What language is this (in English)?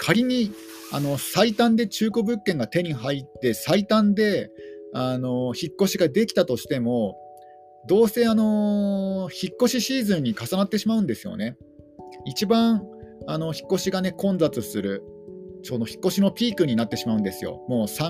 Japanese